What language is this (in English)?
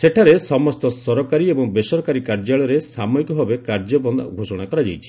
Odia